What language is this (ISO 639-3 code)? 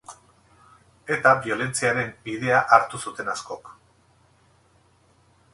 eus